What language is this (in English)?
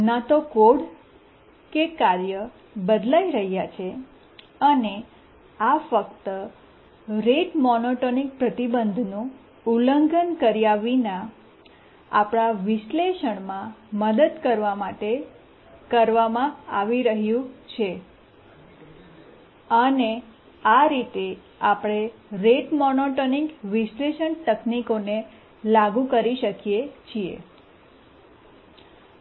Gujarati